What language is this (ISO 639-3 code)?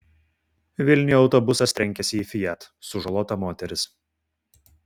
lit